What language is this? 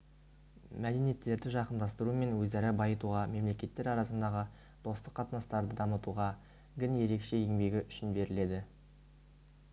Kazakh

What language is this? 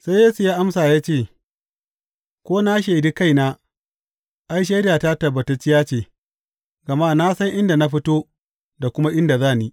Hausa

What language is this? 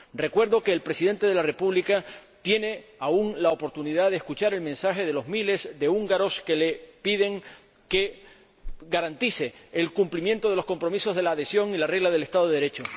Spanish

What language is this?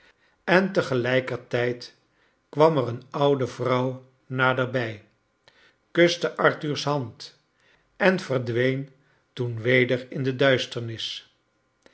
Dutch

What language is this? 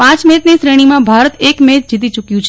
Gujarati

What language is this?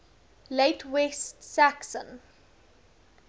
English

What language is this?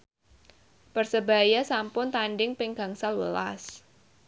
Javanese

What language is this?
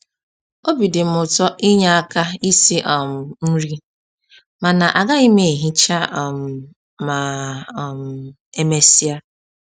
Igbo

